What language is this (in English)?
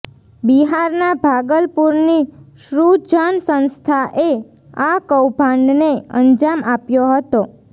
Gujarati